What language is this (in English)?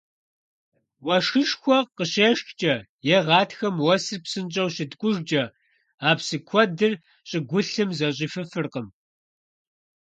Kabardian